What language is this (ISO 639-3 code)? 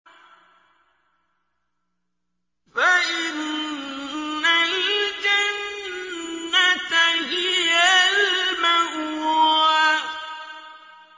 ara